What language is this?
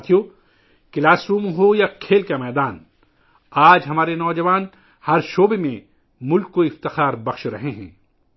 Urdu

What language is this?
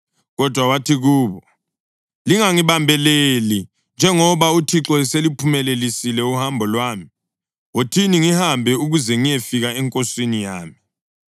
North Ndebele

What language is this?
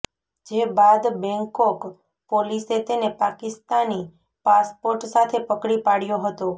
Gujarati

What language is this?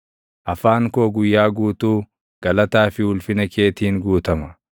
Oromo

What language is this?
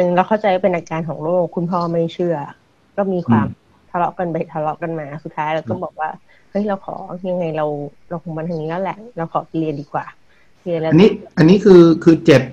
Thai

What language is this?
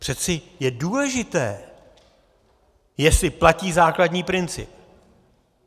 Czech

